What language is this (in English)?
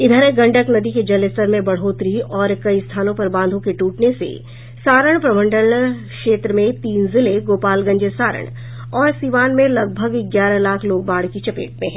Hindi